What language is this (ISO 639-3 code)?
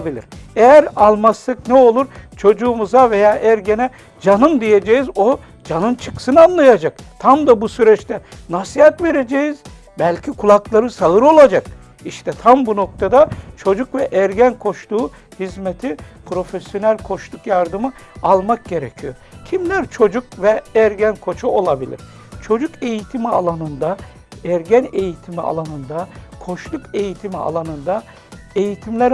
tur